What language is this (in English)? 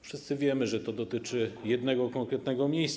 Polish